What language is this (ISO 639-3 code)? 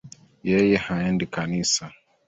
swa